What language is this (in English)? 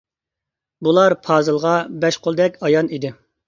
Uyghur